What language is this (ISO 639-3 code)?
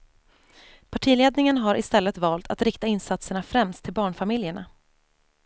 swe